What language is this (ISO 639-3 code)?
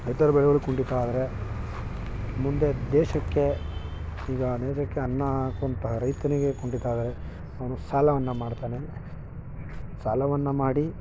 kan